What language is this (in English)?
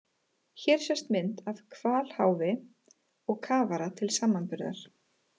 Icelandic